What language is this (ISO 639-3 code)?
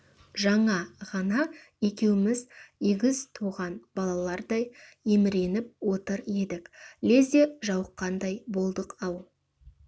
kaz